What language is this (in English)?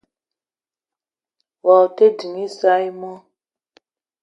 Eton (Cameroon)